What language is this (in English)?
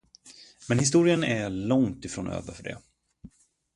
Swedish